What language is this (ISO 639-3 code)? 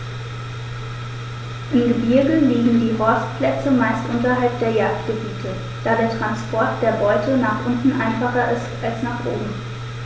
deu